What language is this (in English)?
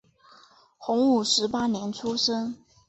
Chinese